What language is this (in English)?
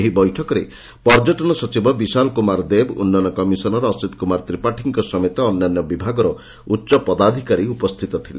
Odia